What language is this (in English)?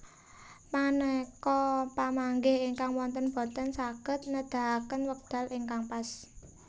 Javanese